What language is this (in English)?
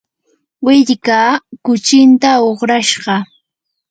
Yanahuanca Pasco Quechua